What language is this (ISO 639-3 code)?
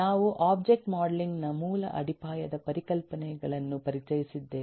kan